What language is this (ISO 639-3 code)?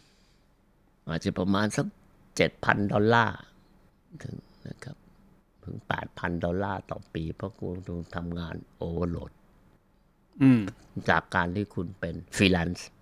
tha